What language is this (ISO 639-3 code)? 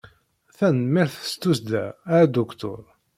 kab